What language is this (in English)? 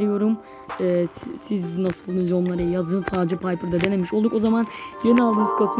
Turkish